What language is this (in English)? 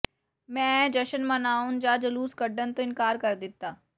Punjabi